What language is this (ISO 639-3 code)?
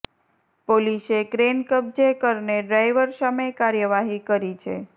guj